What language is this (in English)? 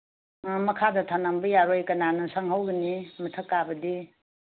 Manipuri